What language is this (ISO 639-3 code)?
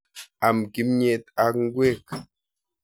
kln